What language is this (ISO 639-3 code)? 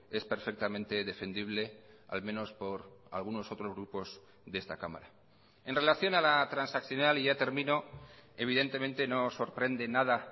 spa